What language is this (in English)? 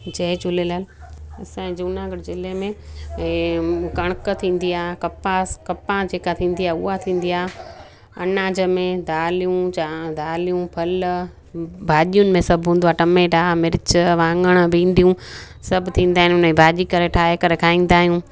Sindhi